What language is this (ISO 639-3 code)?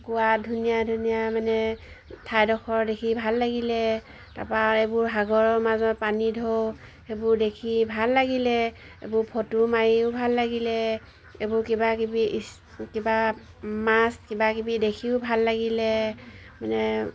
asm